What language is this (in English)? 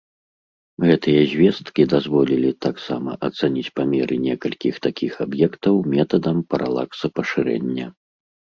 Belarusian